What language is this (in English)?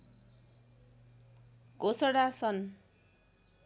Nepali